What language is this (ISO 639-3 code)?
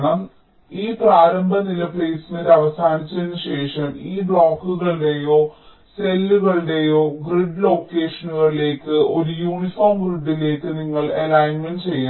mal